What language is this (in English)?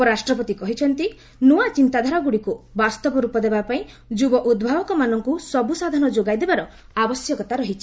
Odia